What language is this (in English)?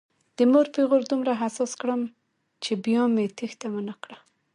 Pashto